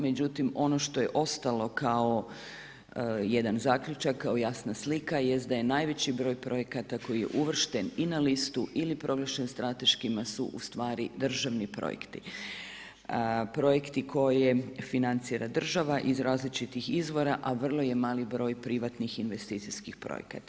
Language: Croatian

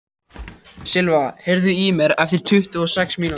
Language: Icelandic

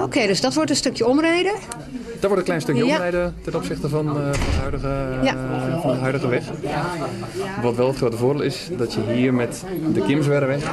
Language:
Dutch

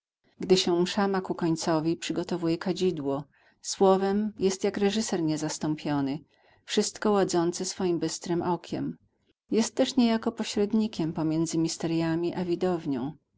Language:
Polish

